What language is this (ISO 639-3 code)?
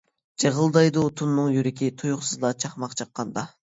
uig